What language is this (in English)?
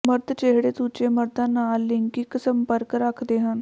Punjabi